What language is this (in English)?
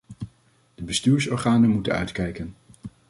Dutch